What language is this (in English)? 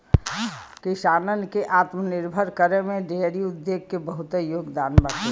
Bhojpuri